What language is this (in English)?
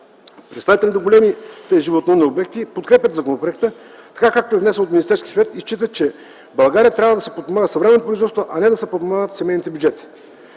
Bulgarian